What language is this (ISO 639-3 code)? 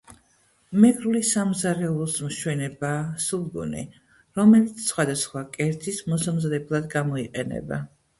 kat